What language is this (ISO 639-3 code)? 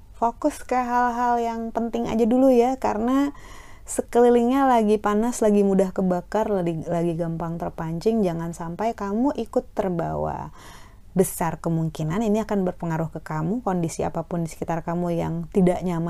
ind